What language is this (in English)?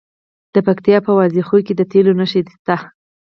Pashto